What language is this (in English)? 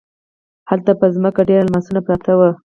Pashto